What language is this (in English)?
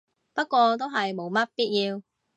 Cantonese